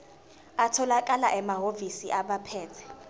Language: Zulu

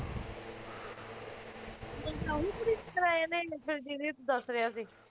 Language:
Punjabi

